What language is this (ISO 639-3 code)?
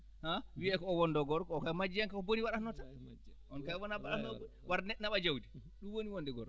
ful